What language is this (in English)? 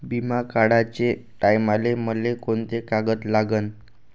Marathi